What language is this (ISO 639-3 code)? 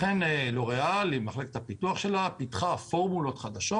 heb